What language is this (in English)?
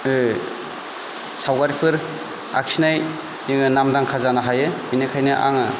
Bodo